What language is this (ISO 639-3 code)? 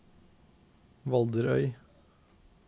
nor